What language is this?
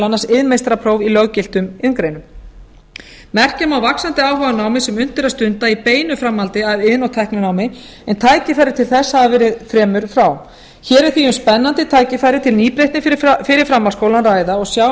Icelandic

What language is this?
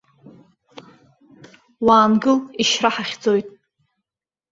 Abkhazian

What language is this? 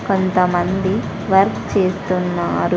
Telugu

